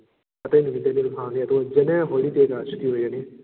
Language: Manipuri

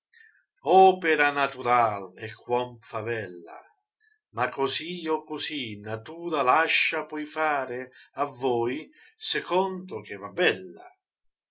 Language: Italian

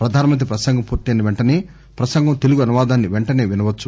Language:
Telugu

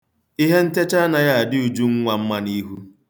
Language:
Igbo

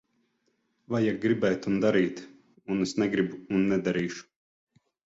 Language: Latvian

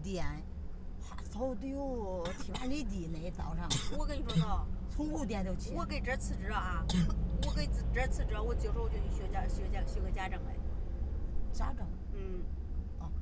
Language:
Chinese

